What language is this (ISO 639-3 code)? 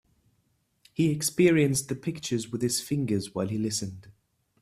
eng